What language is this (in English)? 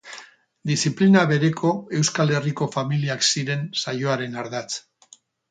Basque